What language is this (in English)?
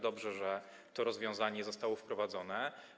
Polish